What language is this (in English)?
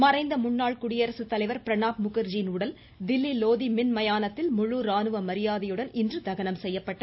Tamil